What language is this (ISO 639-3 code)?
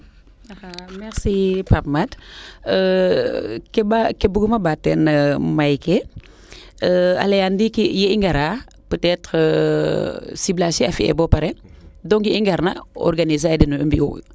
srr